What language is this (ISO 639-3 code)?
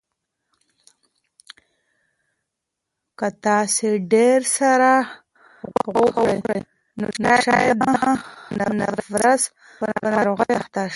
pus